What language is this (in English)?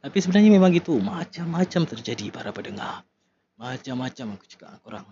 Malay